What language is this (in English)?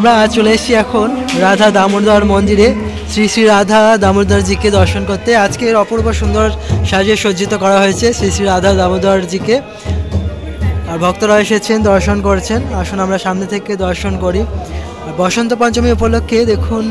Arabic